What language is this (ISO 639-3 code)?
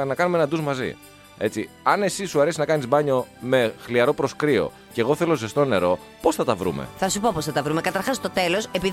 ell